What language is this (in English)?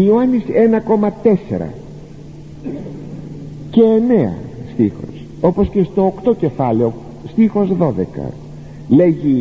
Greek